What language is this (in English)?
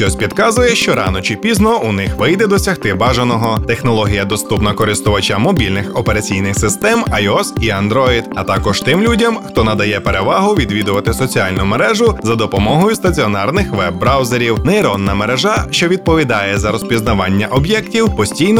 Ukrainian